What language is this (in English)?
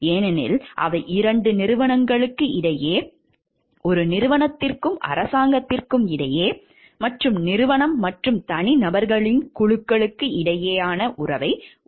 Tamil